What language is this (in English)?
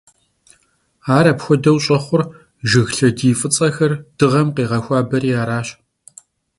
Kabardian